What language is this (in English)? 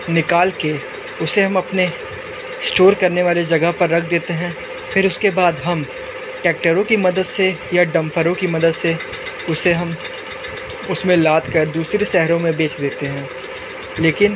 Hindi